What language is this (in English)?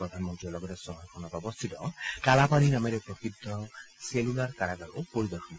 Assamese